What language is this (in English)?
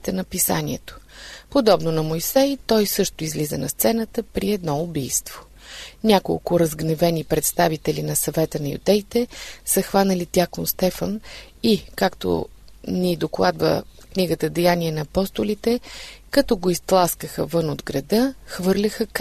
Bulgarian